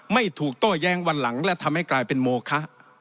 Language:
Thai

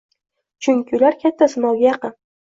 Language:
Uzbek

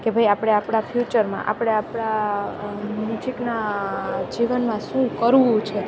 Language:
Gujarati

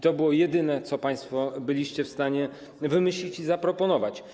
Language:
Polish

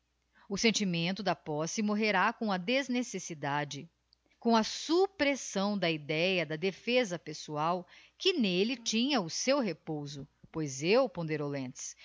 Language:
Portuguese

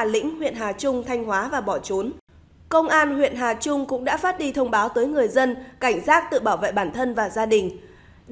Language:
Vietnamese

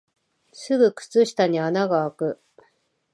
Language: Japanese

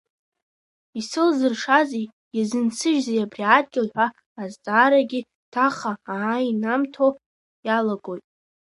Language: Abkhazian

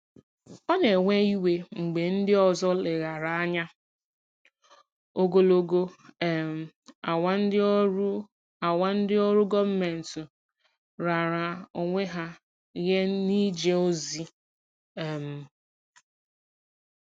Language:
Igbo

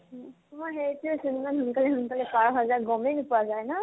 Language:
Assamese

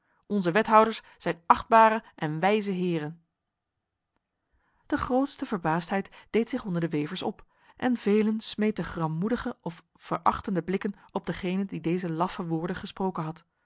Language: Dutch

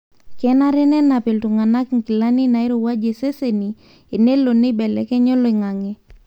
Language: Masai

